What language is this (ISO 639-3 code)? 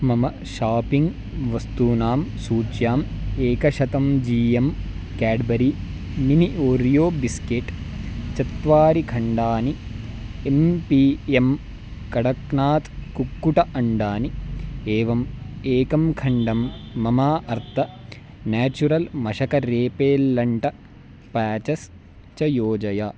san